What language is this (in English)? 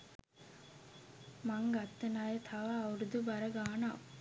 Sinhala